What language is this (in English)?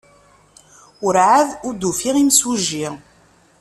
Kabyle